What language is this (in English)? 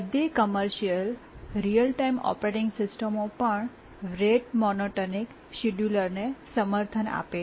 Gujarati